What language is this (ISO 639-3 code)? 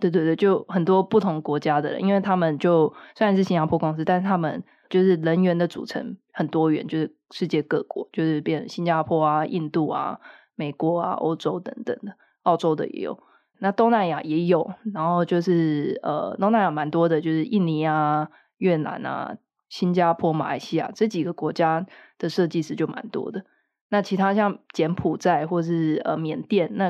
zho